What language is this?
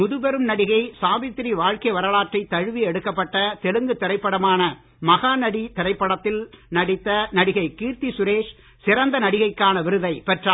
Tamil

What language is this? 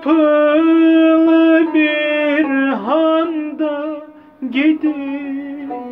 Turkish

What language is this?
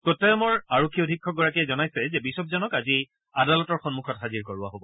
Assamese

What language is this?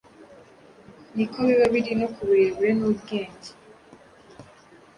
Kinyarwanda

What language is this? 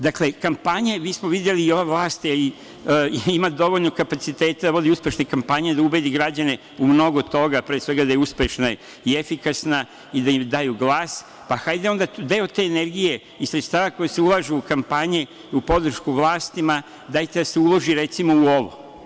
Serbian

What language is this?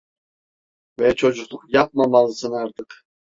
Turkish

